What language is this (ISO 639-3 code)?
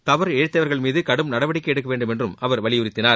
tam